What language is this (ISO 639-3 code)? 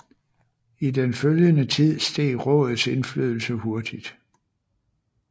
dan